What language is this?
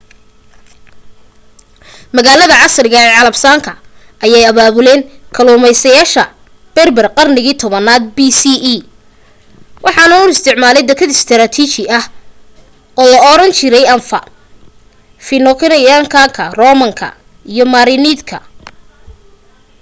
Somali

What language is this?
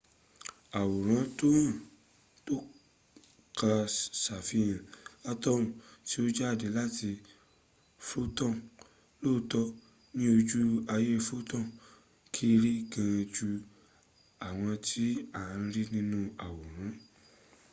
Yoruba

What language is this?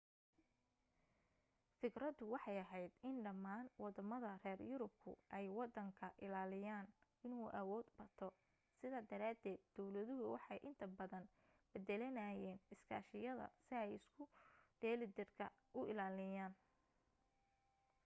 Somali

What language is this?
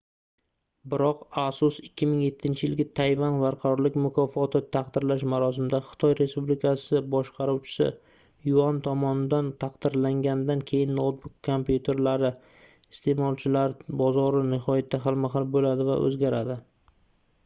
Uzbek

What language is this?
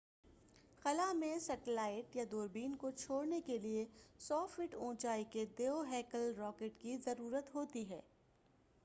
Urdu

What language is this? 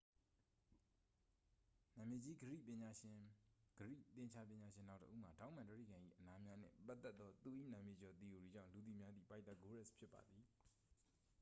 Burmese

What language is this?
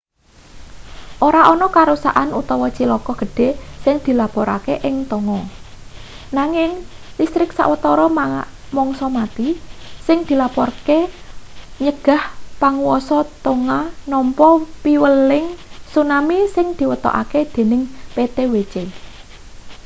Javanese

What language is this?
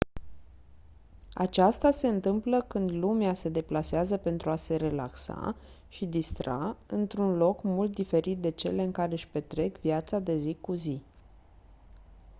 Romanian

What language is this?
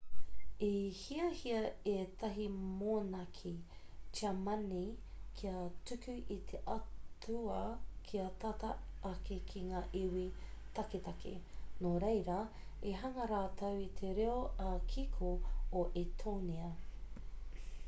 Māori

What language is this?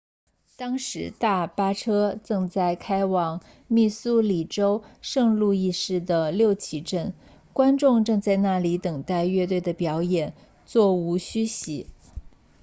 Chinese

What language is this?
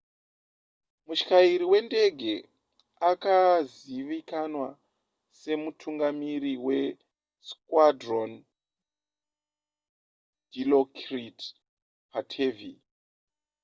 Shona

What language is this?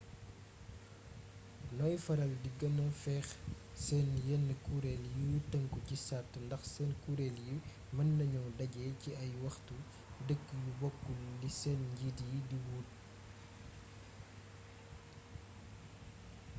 Wolof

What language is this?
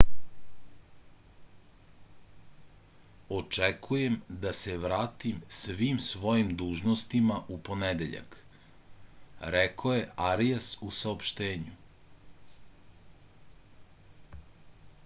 Serbian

